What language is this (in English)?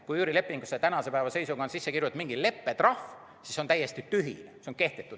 Estonian